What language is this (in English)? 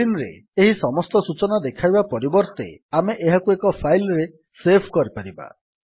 Odia